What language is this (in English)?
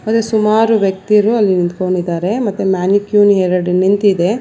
Kannada